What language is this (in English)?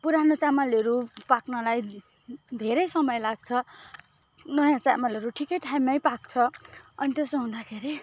Nepali